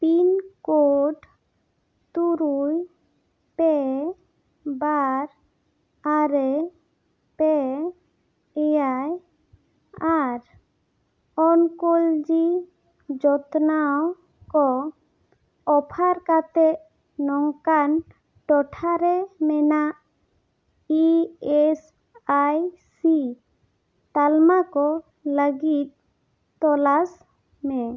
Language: Santali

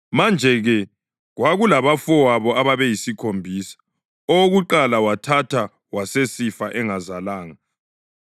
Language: North Ndebele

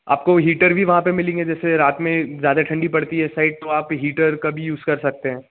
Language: Hindi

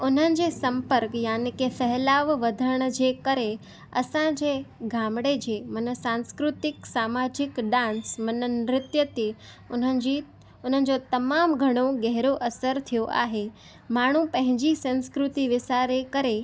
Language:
Sindhi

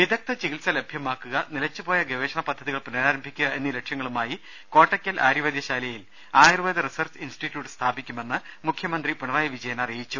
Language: Malayalam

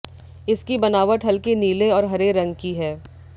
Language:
Hindi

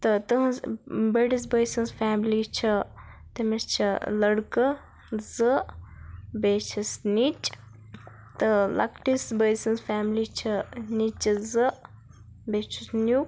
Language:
Kashmiri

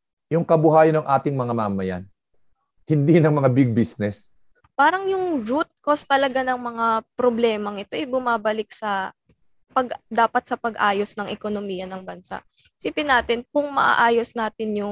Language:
Filipino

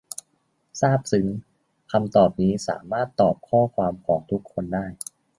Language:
Thai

